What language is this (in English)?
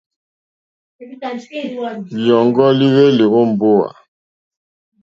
Mokpwe